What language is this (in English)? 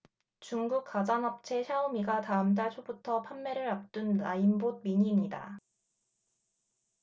Korean